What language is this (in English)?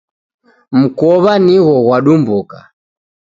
Taita